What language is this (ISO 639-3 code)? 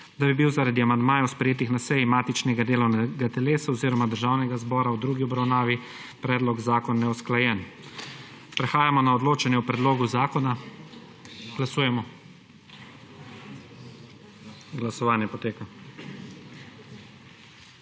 slv